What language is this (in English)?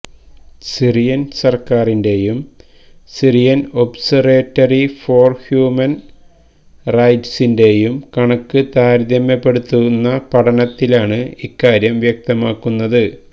Malayalam